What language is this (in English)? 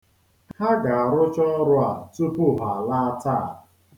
Igbo